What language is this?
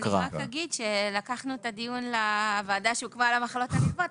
Hebrew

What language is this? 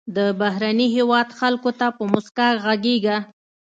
Pashto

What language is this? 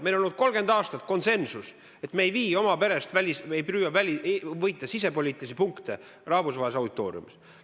Estonian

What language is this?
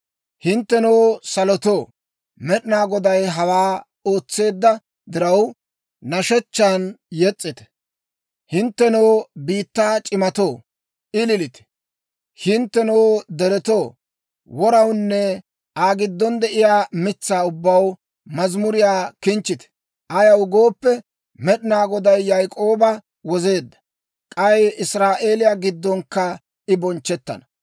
Dawro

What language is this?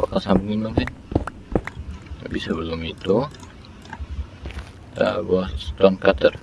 Indonesian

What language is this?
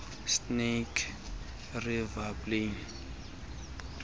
Xhosa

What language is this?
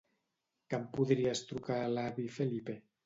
Catalan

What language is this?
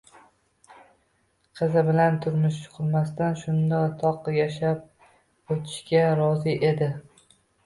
Uzbek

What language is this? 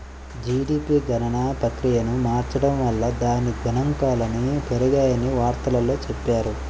Telugu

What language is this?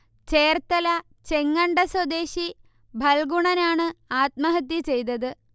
Malayalam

